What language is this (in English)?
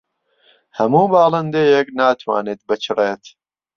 Central Kurdish